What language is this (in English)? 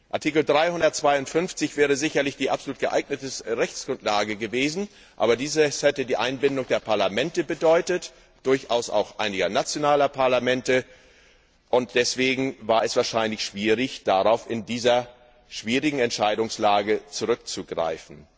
German